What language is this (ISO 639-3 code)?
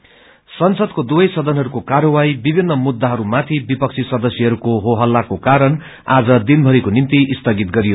nep